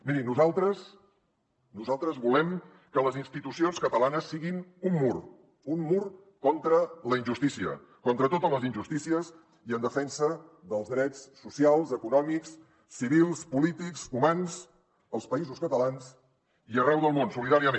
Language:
Catalan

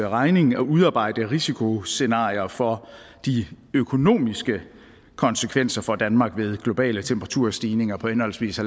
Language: Danish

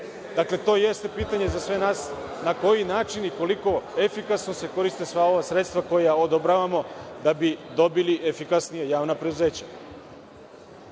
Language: Serbian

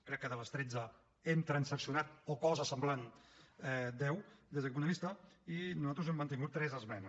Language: Catalan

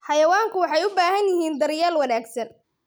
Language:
Somali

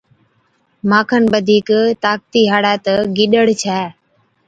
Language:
Od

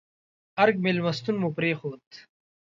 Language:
Pashto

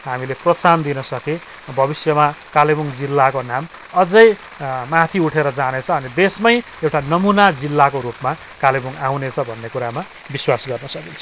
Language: Nepali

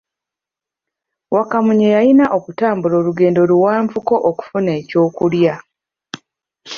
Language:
Ganda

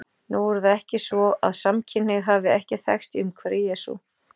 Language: Icelandic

